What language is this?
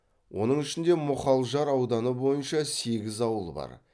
Kazakh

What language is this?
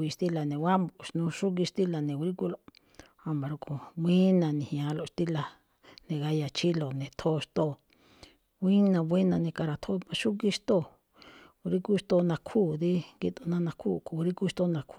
Malinaltepec Me'phaa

